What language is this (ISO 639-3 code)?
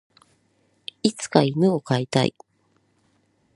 jpn